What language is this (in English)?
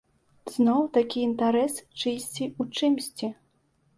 Belarusian